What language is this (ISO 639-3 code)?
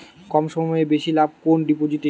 ben